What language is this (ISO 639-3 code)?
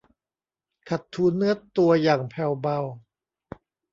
tha